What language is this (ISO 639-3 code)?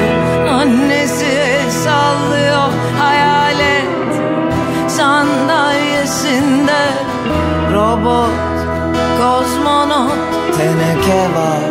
tur